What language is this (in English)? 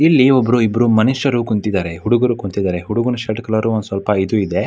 Kannada